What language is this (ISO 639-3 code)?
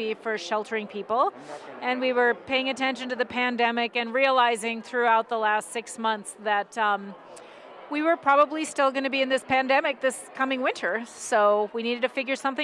eng